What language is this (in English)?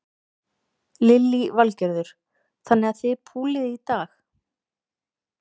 Icelandic